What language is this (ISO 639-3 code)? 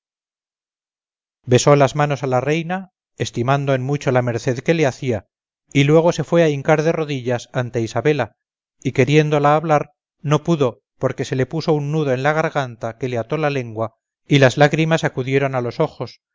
spa